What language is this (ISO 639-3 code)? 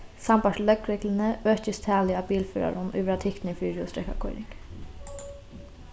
fao